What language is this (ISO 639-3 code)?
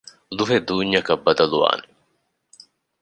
div